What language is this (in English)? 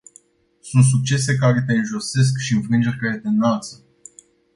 Romanian